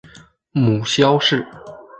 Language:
Chinese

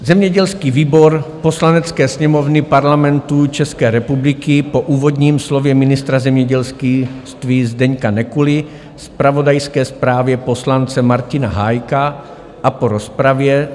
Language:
Czech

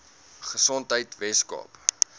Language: Afrikaans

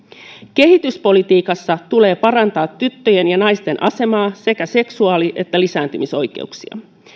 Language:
Finnish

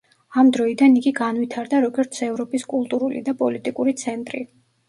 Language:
Georgian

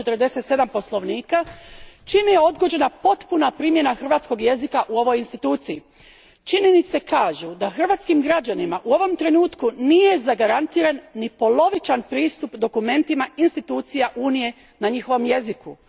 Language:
Croatian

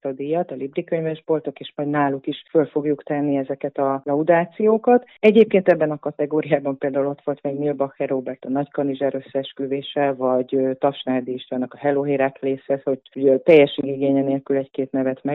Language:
Hungarian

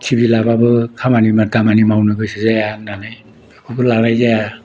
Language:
Bodo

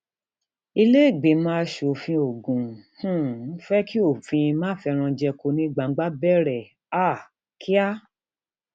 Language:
Yoruba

